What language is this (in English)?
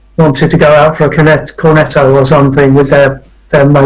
English